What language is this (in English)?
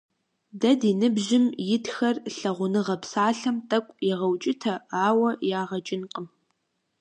Kabardian